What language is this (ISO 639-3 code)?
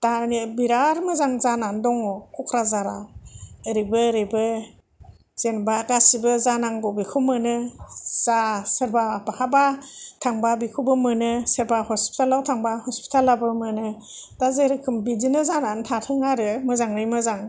brx